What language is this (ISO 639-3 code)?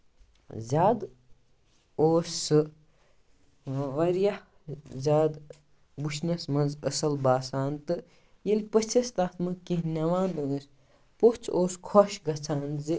kas